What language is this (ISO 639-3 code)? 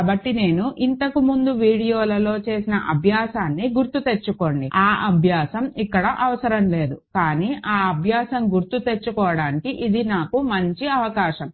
tel